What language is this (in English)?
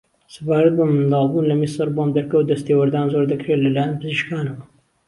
Central Kurdish